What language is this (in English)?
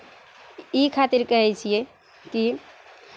Maithili